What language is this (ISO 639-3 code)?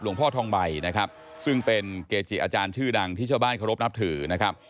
tha